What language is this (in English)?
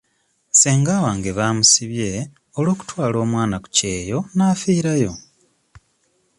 Ganda